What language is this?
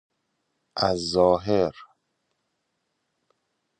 Persian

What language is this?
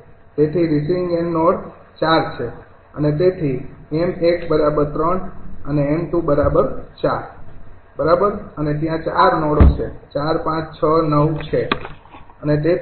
Gujarati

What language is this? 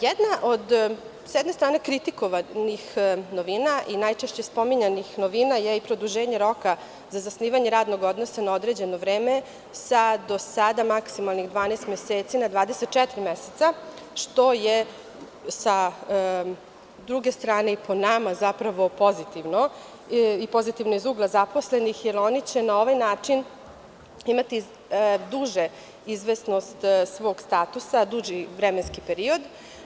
Serbian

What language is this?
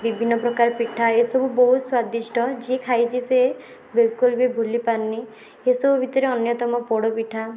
Odia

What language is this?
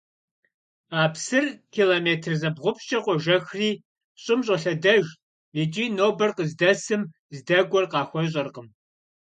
Kabardian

